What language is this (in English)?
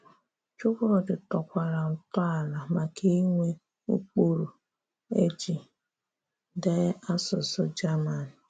Igbo